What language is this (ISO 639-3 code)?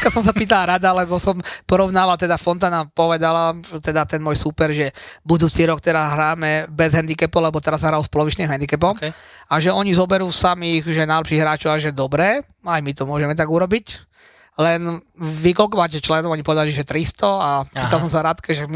slk